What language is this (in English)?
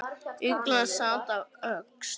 Icelandic